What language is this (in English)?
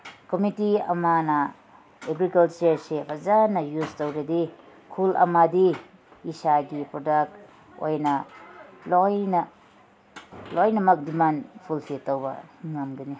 Manipuri